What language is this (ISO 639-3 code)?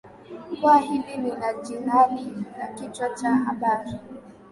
swa